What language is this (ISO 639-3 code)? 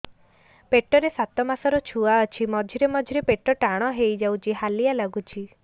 ori